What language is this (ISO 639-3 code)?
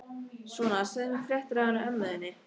isl